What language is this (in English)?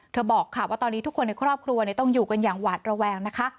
Thai